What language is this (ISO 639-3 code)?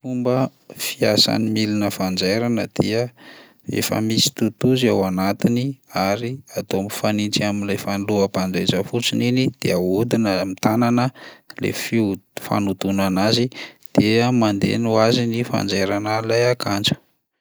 mlg